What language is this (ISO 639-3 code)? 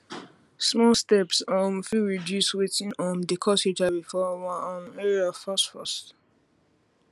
pcm